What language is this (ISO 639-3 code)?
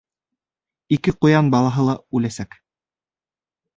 bak